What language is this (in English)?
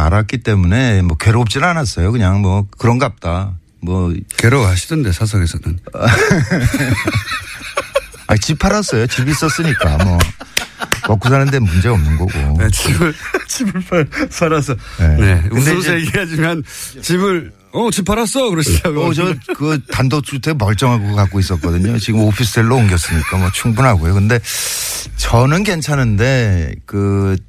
Korean